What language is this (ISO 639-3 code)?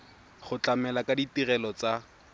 tsn